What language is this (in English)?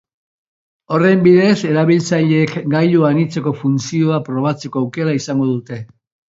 Basque